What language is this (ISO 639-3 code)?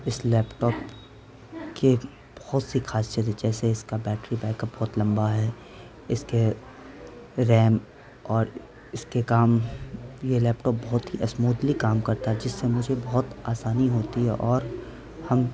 urd